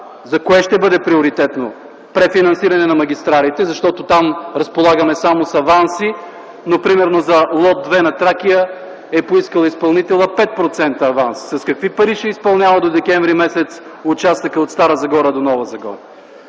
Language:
Bulgarian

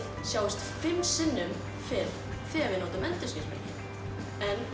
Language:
Icelandic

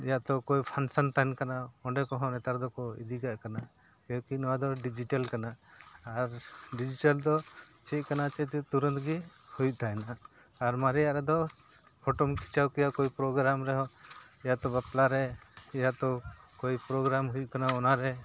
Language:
Santali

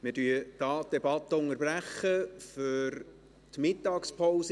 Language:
Swiss German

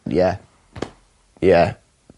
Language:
Welsh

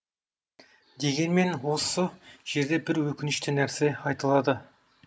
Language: Kazakh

